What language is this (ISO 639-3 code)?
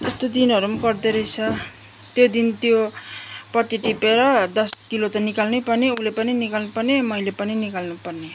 nep